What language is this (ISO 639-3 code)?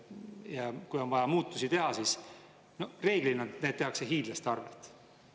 est